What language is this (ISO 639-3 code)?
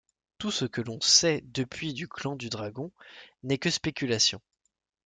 fra